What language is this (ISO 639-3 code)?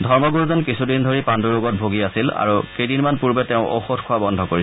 asm